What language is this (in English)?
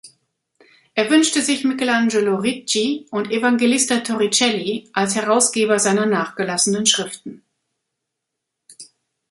German